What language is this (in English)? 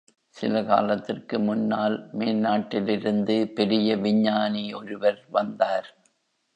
Tamil